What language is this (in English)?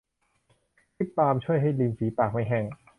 Thai